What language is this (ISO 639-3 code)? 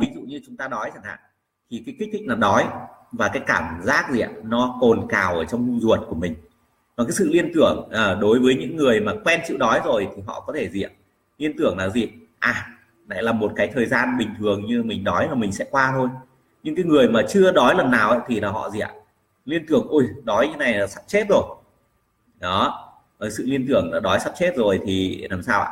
vie